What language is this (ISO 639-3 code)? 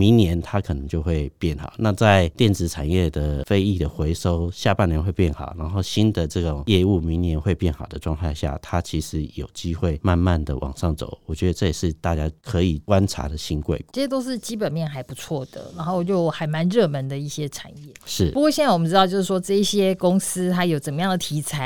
zho